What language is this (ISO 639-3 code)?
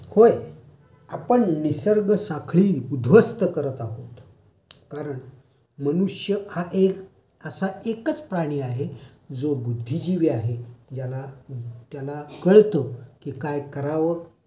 mar